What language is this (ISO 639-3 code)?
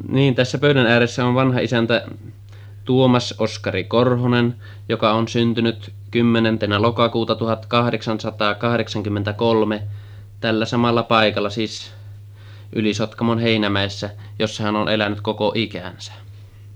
fin